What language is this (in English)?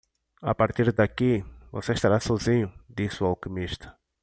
Portuguese